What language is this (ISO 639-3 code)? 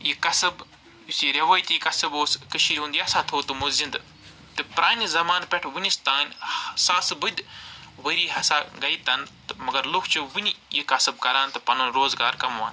kas